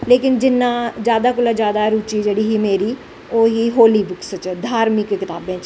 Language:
Dogri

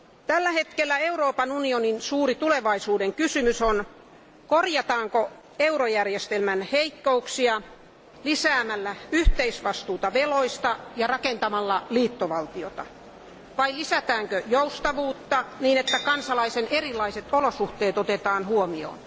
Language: Finnish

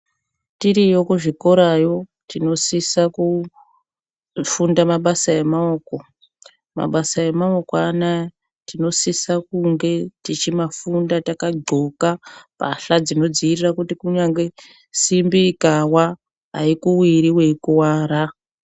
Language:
Ndau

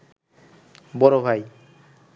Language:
Bangla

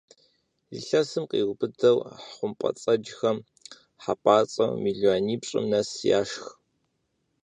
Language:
Kabardian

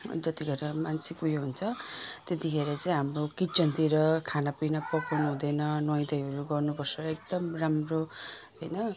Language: Nepali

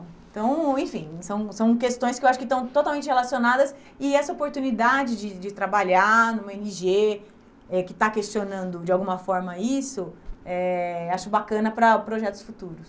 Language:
Portuguese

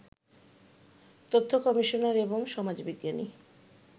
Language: Bangla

